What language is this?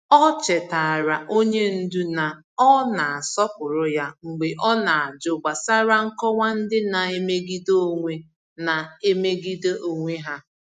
Igbo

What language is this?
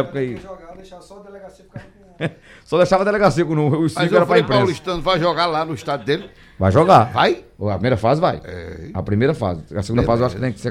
Portuguese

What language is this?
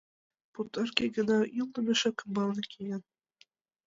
Mari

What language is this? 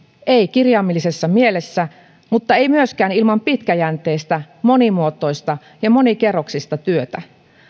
Finnish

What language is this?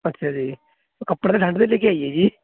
Punjabi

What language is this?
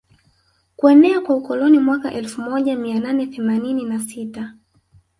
Swahili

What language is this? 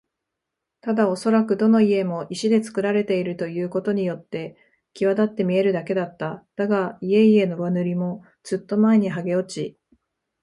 Japanese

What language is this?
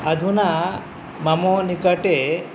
Sanskrit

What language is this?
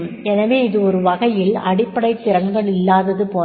Tamil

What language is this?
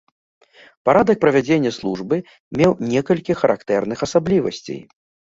Belarusian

